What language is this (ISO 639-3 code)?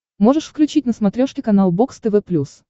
rus